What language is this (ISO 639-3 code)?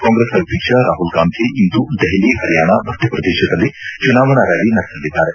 kan